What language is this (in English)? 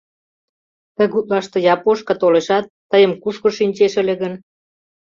Mari